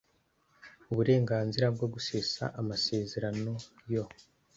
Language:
Kinyarwanda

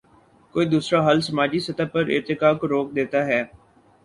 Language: Urdu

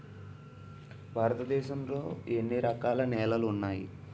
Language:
Telugu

